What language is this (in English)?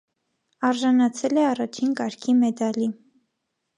Armenian